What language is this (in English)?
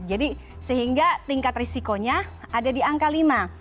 Indonesian